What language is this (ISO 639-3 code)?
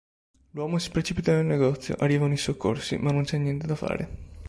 ita